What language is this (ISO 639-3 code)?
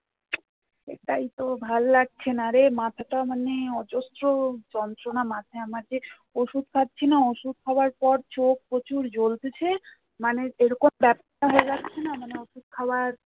ben